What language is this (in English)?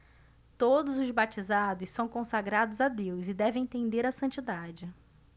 Portuguese